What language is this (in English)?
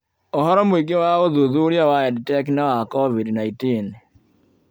Kikuyu